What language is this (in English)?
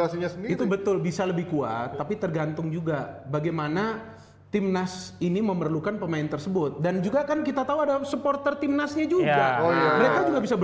Indonesian